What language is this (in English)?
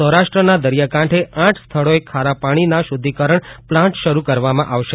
Gujarati